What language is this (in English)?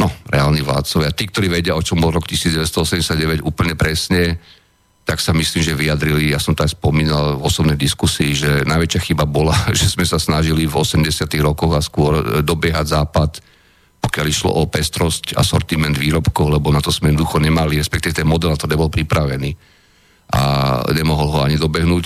Slovak